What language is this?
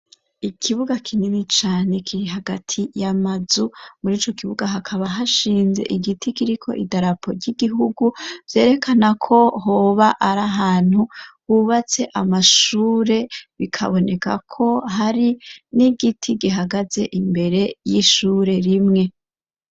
Rundi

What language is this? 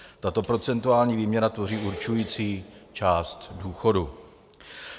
Czech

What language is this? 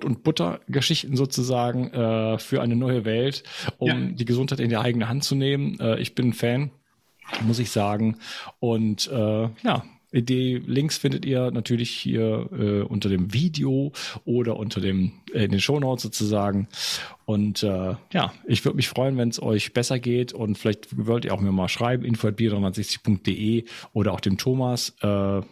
German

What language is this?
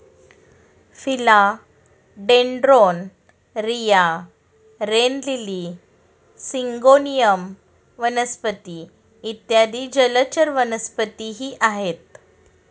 Marathi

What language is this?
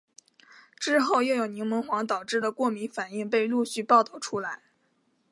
Chinese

